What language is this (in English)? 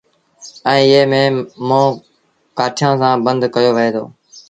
Sindhi Bhil